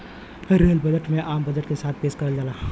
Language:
Bhojpuri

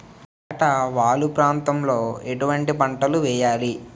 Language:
Telugu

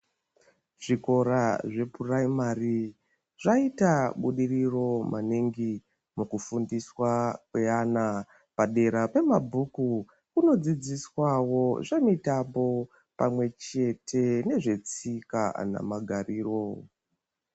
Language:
Ndau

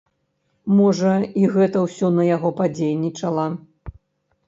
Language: Belarusian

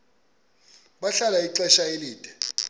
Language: Xhosa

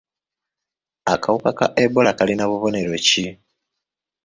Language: Ganda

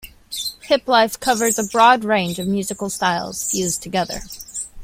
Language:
English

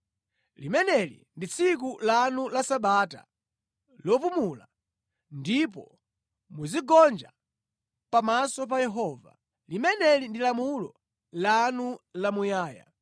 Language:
Nyanja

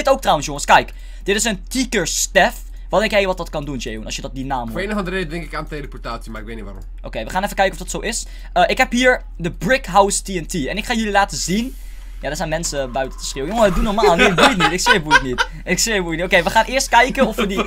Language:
Dutch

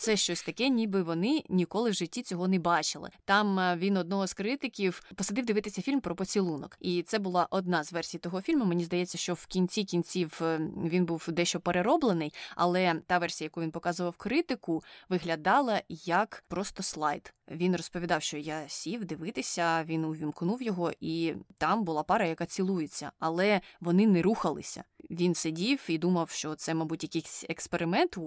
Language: Ukrainian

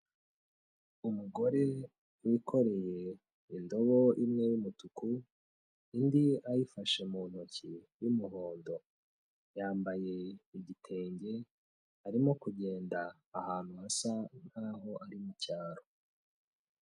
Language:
Kinyarwanda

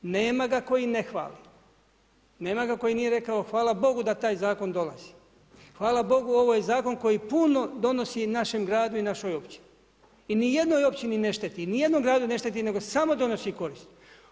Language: Croatian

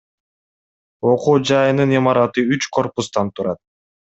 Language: Kyrgyz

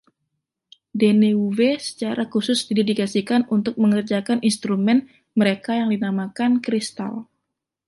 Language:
Indonesian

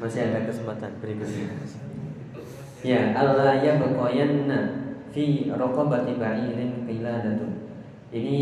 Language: Indonesian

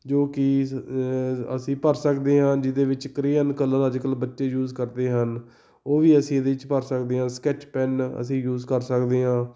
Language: Punjabi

